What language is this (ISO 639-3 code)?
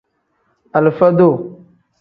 kdh